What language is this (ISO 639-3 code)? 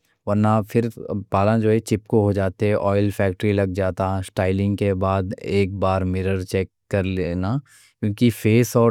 dcc